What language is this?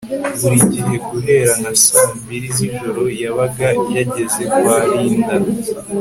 Kinyarwanda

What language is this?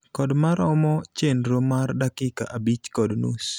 Luo (Kenya and Tanzania)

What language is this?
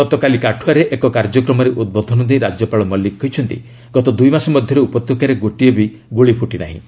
Odia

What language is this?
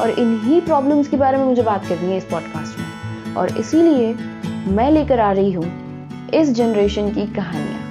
Hindi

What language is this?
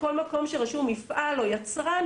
Hebrew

